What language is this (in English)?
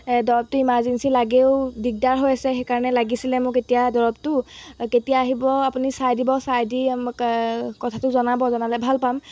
Assamese